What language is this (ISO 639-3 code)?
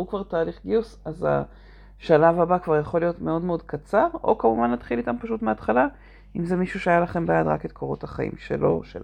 heb